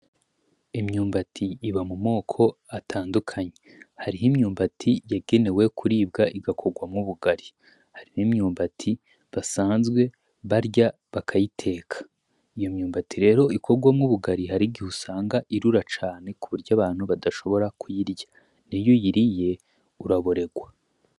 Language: Rundi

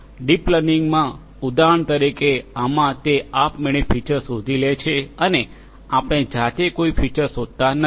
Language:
Gujarati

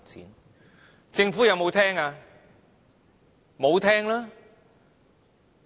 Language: Cantonese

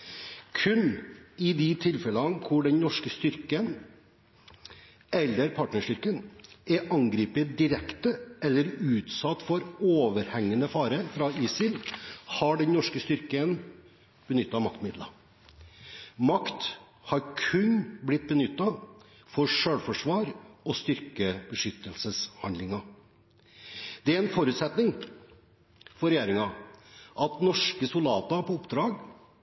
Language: Norwegian Bokmål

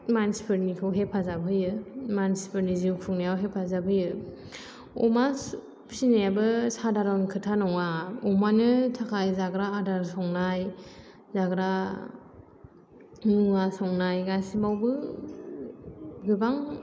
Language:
Bodo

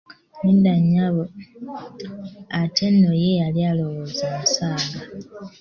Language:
Ganda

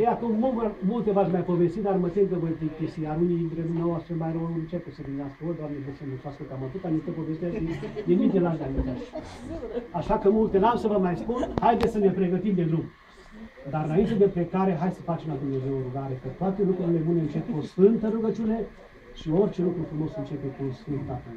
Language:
Romanian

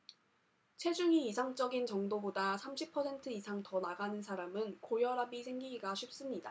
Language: Korean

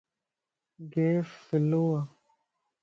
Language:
Lasi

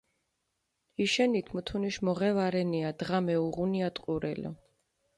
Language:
Mingrelian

